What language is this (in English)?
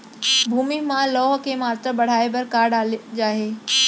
Chhattisgarhi